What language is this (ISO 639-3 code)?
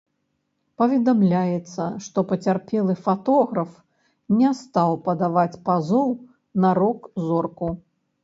bel